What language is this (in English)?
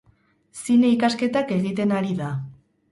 Basque